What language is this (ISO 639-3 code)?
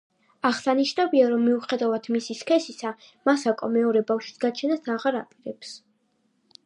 kat